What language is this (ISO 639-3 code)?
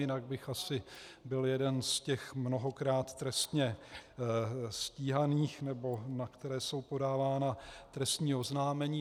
ces